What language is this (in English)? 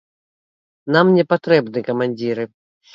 Belarusian